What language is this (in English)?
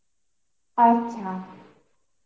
Bangla